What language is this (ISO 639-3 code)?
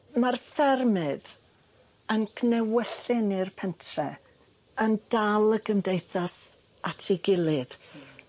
cym